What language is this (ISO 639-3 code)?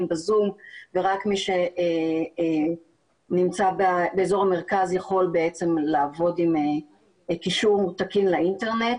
heb